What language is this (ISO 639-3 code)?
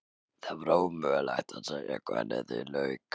isl